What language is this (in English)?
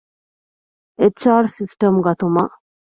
Divehi